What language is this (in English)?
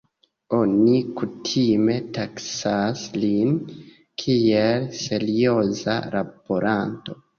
Esperanto